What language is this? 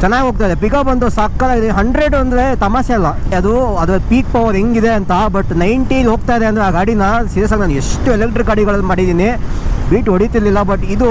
Kannada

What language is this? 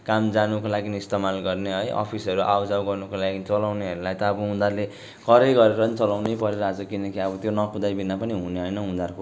Nepali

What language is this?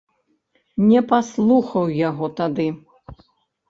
Belarusian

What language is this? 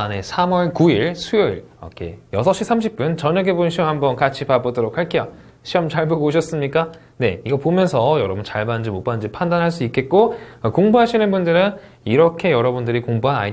Korean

